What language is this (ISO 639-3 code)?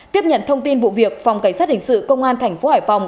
vie